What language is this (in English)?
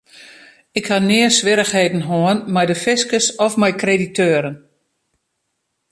Western Frisian